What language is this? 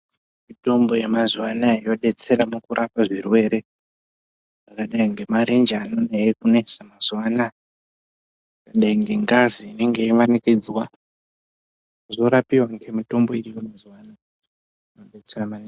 Ndau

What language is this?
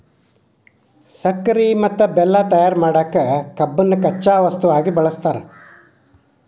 Kannada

